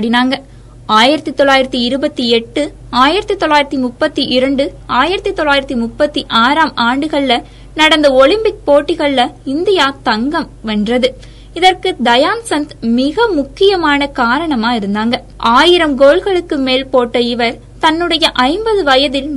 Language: Tamil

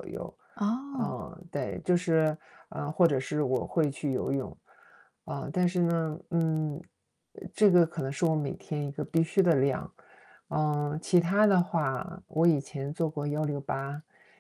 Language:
Chinese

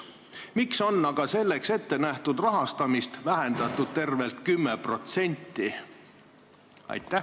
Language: Estonian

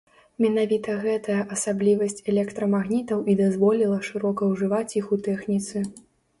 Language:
Belarusian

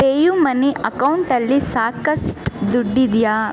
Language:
Kannada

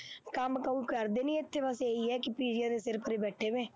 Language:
Punjabi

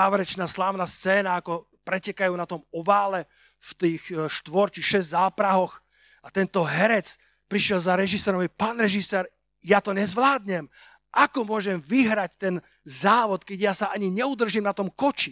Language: Slovak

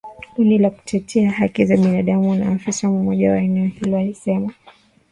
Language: Swahili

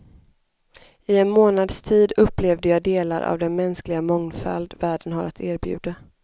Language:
Swedish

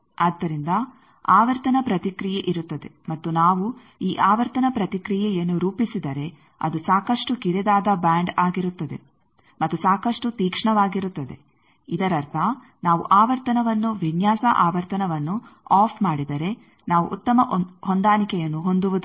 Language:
Kannada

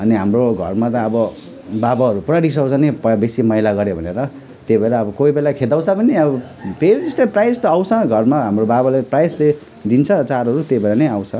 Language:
Nepali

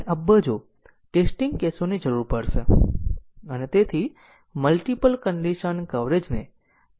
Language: Gujarati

